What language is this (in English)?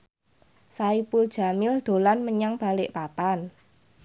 Javanese